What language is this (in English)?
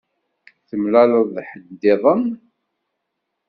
Kabyle